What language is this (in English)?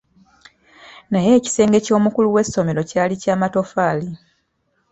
Ganda